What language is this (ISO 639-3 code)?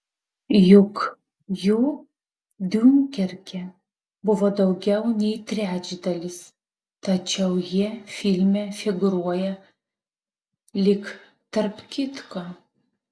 lit